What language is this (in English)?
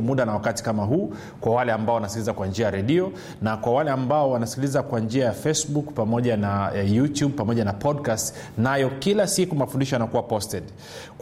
Swahili